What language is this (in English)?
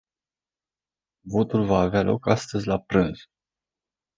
Romanian